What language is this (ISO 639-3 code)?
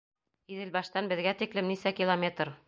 bak